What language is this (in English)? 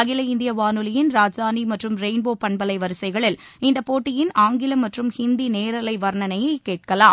Tamil